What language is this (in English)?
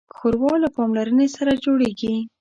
Pashto